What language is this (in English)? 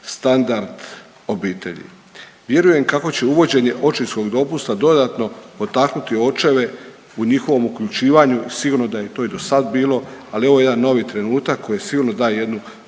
Croatian